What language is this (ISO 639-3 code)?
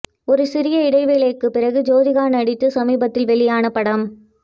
tam